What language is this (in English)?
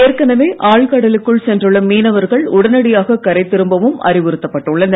Tamil